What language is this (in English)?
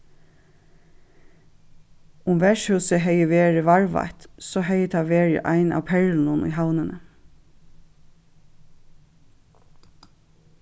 Faroese